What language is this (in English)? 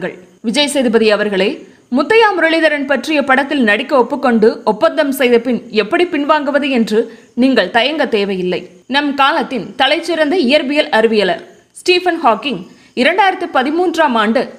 Tamil